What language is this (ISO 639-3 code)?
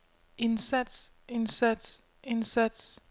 dan